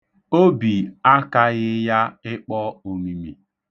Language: Igbo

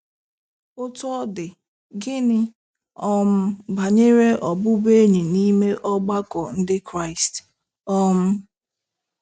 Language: Igbo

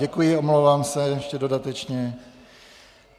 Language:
Czech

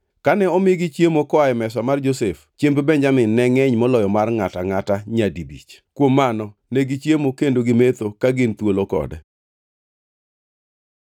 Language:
Luo (Kenya and Tanzania)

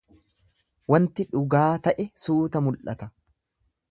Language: Oromo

